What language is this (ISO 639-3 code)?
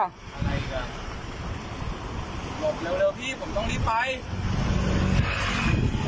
tha